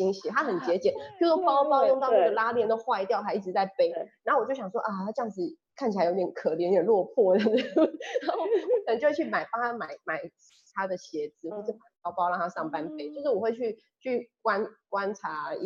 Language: Chinese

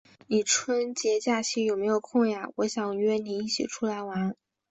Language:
Chinese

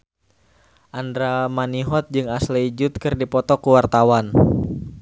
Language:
Sundanese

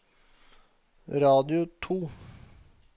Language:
Norwegian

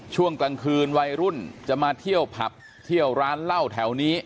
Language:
Thai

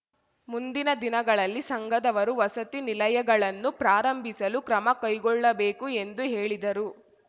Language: Kannada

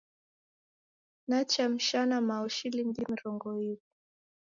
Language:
Taita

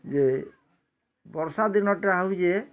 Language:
Odia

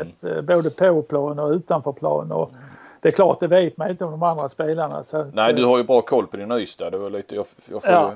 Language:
Swedish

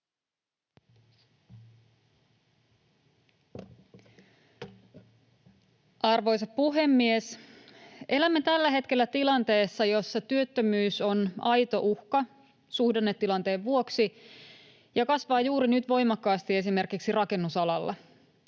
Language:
Finnish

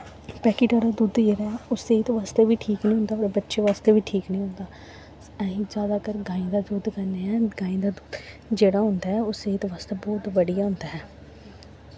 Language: Dogri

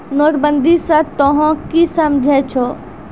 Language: Maithili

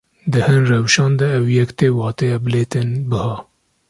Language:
Kurdish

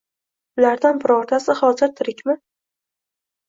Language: Uzbek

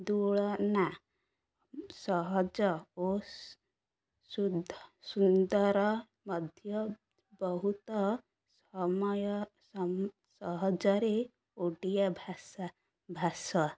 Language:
Odia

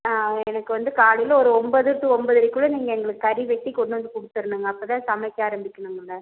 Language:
Tamil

